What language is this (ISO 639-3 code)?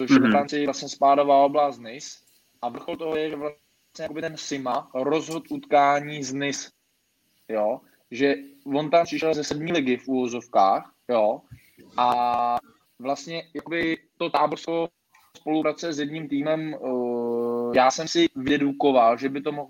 ces